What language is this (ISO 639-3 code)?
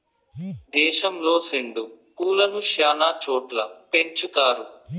tel